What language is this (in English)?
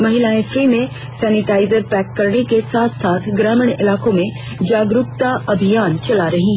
Hindi